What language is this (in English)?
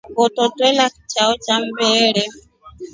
Rombo